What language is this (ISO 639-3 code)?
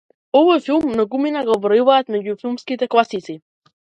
mkd